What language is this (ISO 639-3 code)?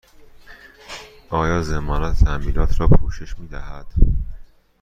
fas